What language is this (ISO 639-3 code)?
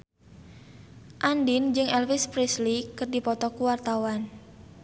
sun